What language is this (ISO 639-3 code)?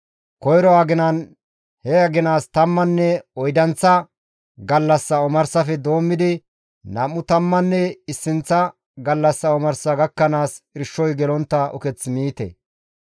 gmv